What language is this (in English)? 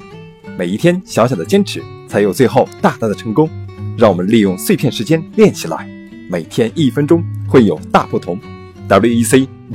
Chinese